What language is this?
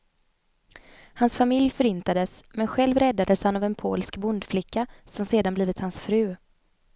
Swedish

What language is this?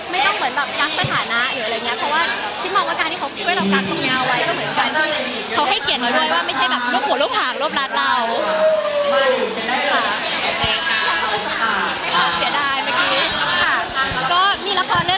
Thai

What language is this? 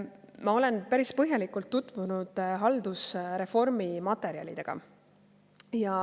Estonian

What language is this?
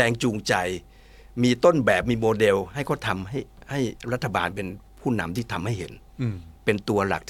Thai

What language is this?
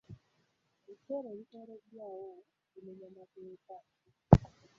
Ganda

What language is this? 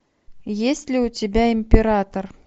Russian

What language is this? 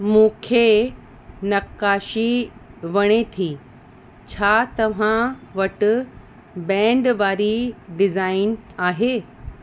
Sindhi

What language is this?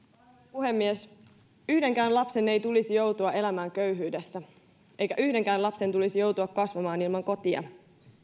Finnish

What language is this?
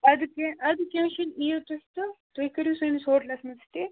Kashmiri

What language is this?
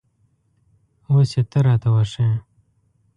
Pashto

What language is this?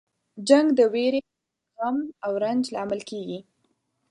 Pashto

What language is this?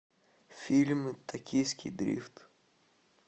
Russian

